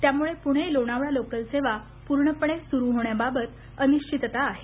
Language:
Marathi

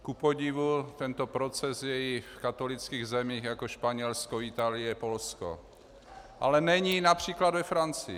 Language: Czech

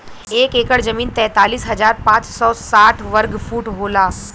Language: Bhojpuri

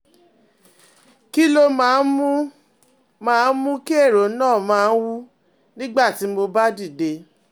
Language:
Yoruba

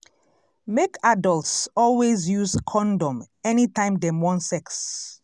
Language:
Nigerian Pidgin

